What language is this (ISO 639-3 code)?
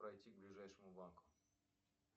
rus